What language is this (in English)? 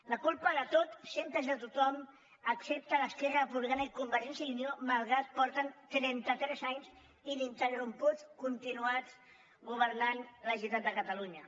Catalan